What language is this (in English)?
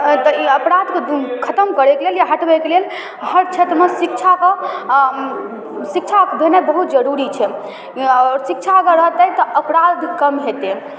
Maithili